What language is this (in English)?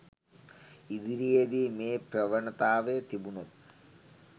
Sinhala